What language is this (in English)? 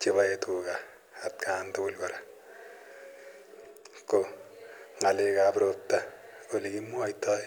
Kalenjin